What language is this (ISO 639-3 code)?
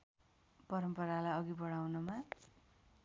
nep